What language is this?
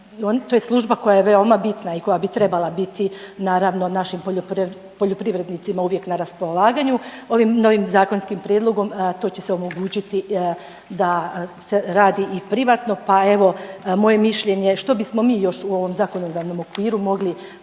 Croatian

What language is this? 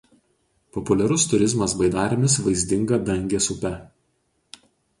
Lithuanian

